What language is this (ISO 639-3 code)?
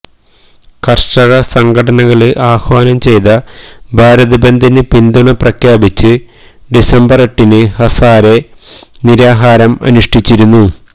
mal